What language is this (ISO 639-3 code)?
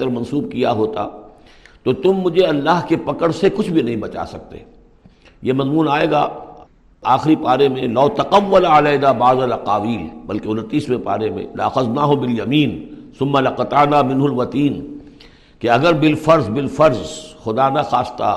urd